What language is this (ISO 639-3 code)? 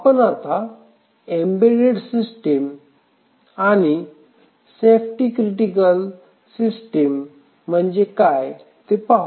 mar